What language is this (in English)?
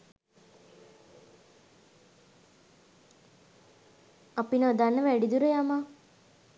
Sinhala